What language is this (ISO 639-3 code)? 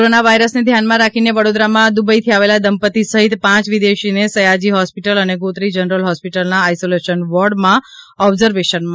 guj